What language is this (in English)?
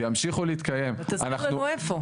Hebrew